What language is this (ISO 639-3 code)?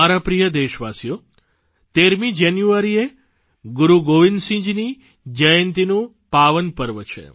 guj